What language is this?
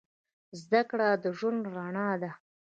Pashto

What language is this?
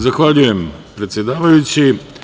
Serbian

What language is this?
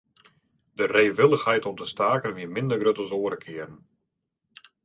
Western Frisian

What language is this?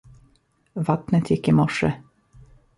Swedish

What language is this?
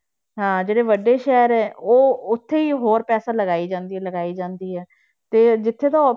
Punjabi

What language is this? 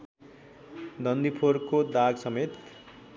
Nepali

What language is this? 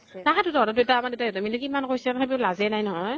Assamese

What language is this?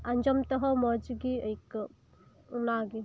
Santali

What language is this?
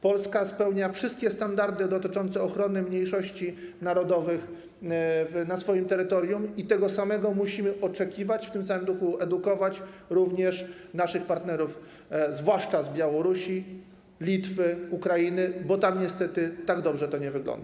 Polish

